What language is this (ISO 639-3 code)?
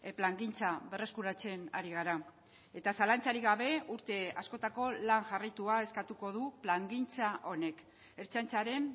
eus